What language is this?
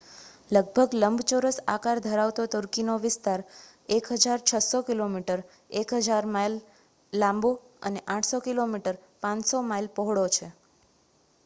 Gujarati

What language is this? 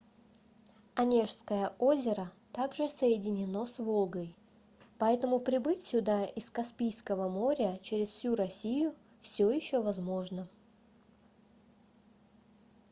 Russian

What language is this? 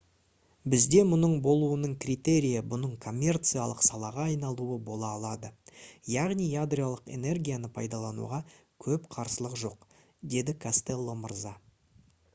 Kazakh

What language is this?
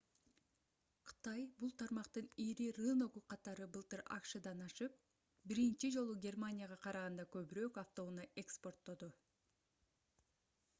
Kyrgyz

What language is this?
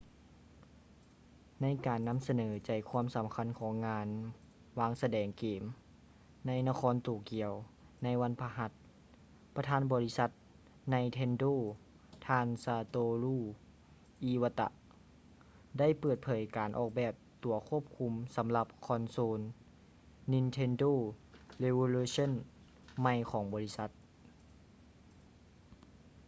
Lao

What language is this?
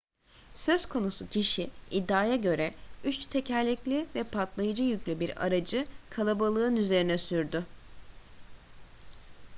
Turkish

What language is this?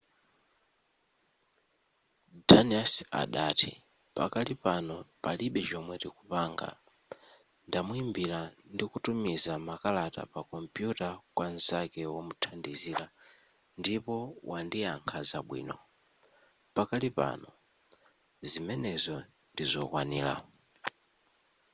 Nyanja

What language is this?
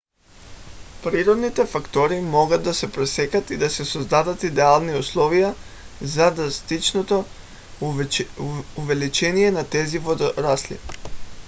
Bulgarian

